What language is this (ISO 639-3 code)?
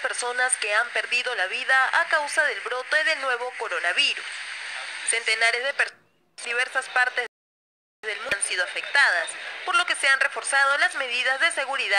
spa